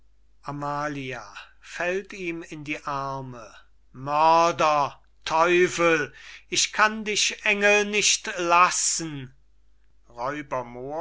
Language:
German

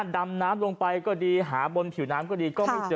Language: Thai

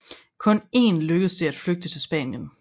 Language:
Danish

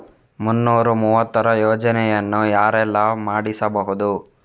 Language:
Kannada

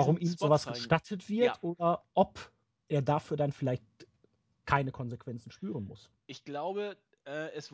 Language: German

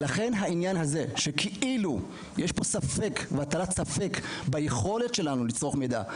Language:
Hebrew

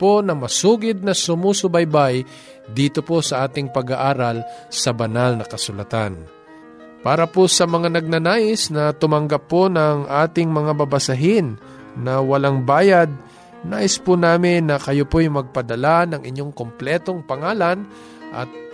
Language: Filipino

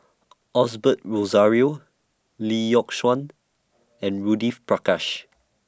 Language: English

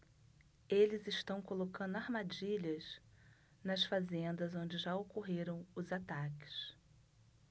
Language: Portuguese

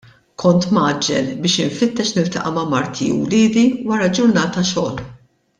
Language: Maltese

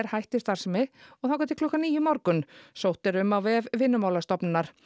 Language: Icelandic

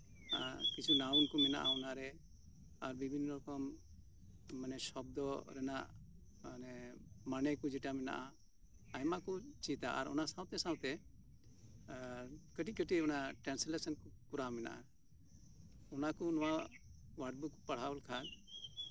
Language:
Santali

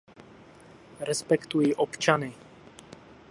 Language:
Czech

